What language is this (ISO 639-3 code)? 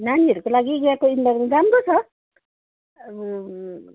nep